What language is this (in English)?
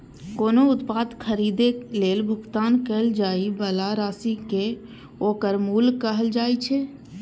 Maithili